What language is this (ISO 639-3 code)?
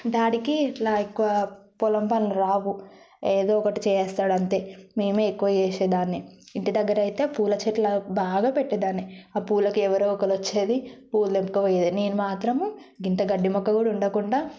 tel